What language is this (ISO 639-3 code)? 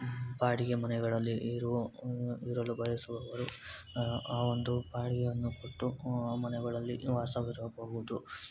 kan